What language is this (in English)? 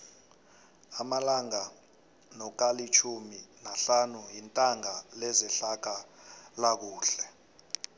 South Ndebele